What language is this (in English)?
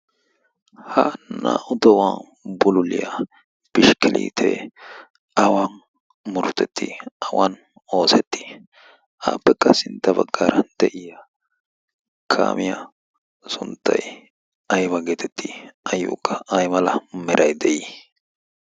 Wolaytta